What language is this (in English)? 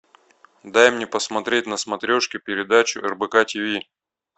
Russian